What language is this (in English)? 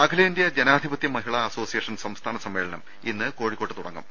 Malayalam